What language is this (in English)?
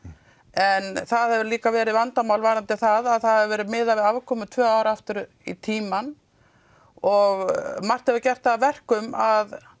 Icelandic